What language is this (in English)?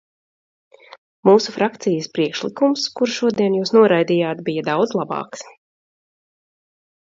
Latvian